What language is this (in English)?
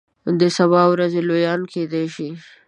Pashto